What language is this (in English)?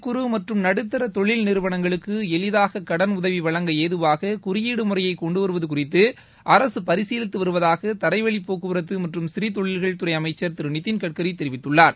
Tamil